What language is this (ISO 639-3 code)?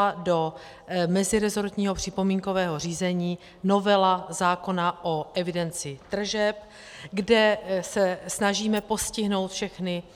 ces